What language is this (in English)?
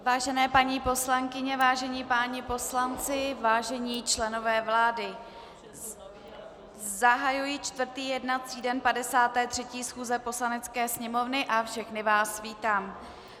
Czech